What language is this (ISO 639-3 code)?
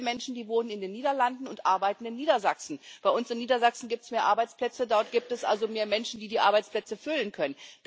deu